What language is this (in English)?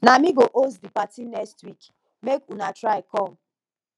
Nigerian Pidgin